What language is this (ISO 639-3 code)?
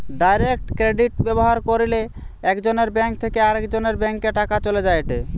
ben